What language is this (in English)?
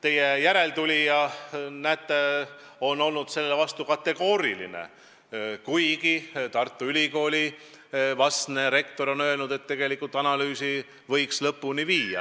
Estonian